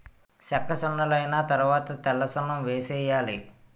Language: Telugu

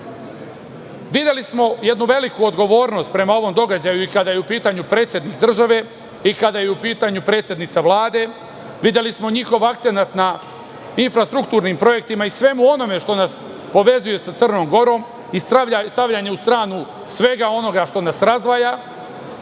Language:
Serbian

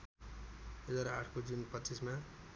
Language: Nepali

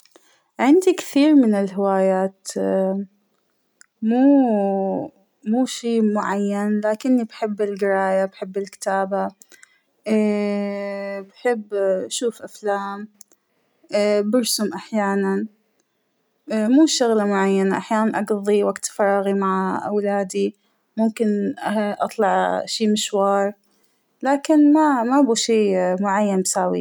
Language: Hijazi Arabic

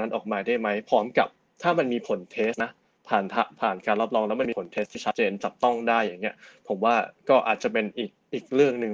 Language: Thai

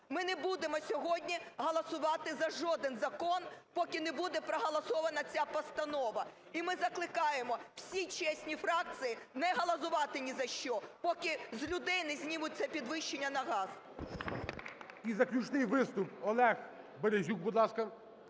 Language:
Ukrainian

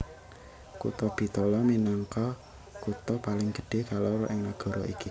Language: Javanese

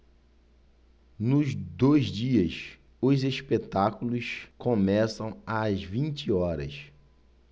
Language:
Portuguese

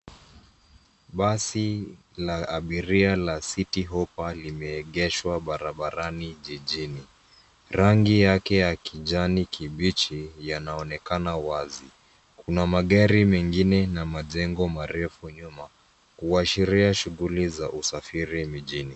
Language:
Swahili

